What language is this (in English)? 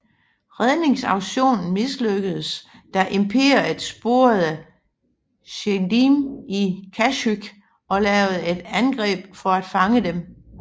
Danish